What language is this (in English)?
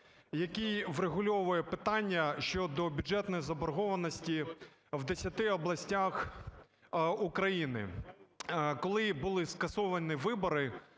Ukrainian